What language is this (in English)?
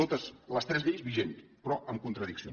Catalan